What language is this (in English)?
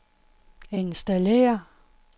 Danish